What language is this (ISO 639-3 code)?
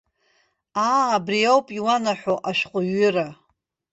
abk